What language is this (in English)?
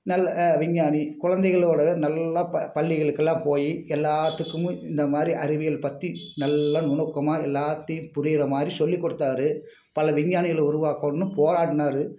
Tamil